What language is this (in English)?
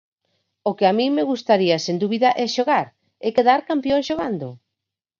Galician